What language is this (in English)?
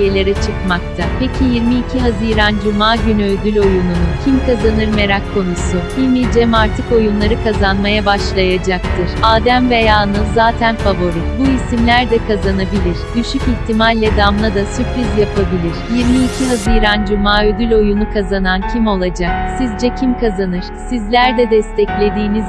Turkish